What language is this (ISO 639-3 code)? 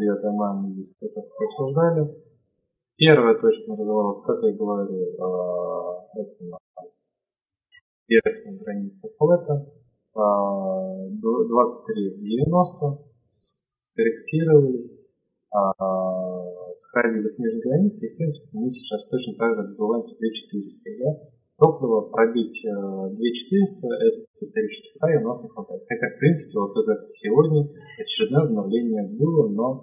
rus